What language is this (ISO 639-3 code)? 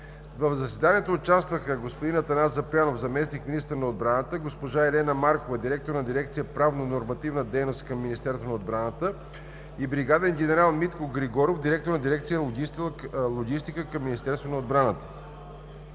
bul